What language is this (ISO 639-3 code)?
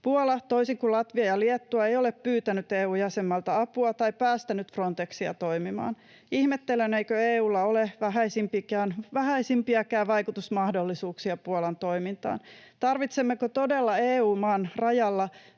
fin